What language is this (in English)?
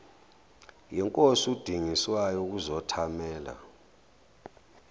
Zulu